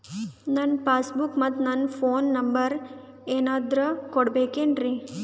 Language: Kannada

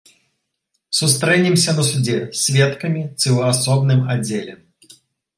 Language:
Belarusian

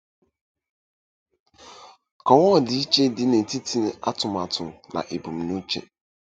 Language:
Igbo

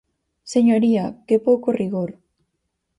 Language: Galician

